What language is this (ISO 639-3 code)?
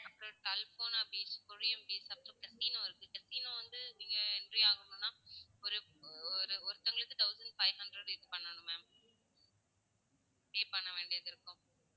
tam